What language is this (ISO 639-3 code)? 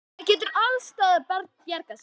isl